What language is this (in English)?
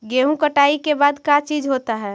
Magahi